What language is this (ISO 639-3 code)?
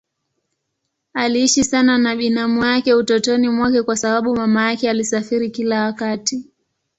swa